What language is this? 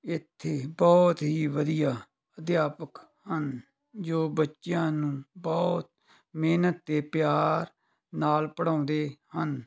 Punjabi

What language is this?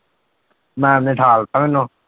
Punjabi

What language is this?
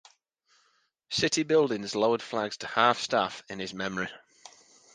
English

